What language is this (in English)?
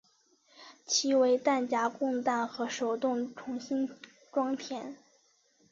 Chinese